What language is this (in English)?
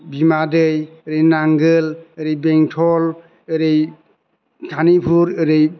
Bodo